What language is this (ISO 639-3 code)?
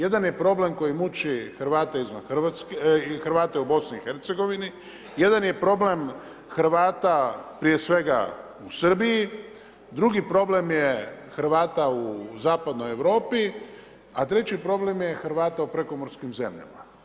hrv